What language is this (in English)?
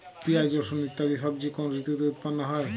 Bangla